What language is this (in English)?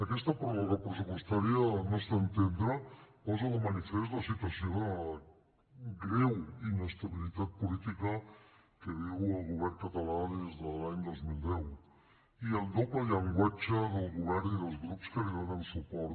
Catalan